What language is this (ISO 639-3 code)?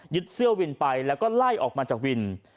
tha